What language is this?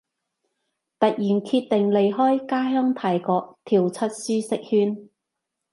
Cantonese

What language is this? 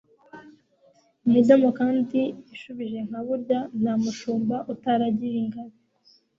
Kinyarwanda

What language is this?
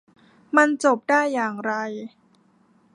Thai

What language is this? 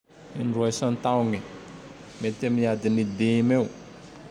Tandroy-Mahafaly Malagasy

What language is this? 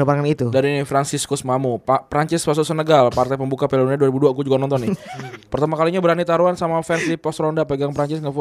Indonesian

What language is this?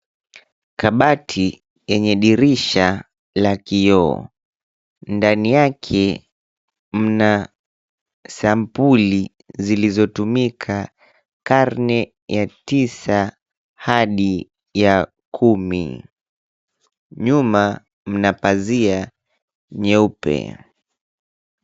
Swahili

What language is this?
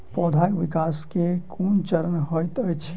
Maithili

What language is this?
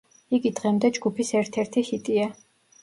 Georgian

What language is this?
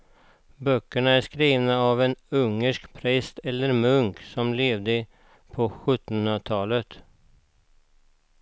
Swedish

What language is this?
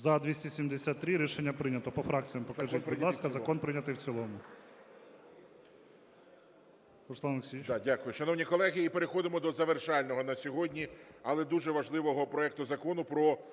Ukrainian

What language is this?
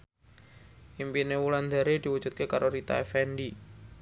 Javanese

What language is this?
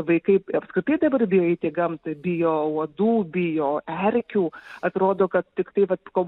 Lithuanian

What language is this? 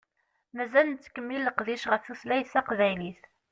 Kabyle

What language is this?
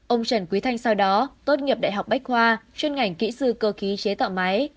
Vietnamese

